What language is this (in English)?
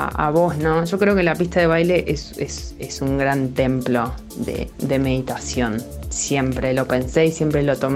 Spanish